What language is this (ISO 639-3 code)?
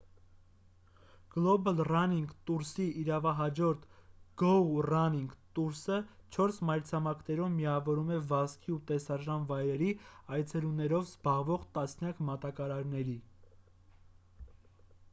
hye